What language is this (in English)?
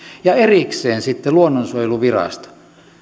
Finnish